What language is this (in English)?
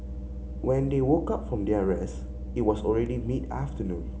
English